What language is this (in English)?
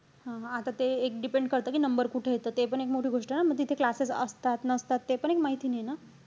Marathi